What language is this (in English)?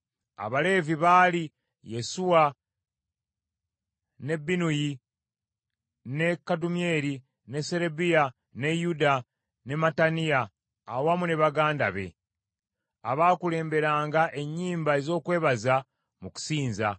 Ganda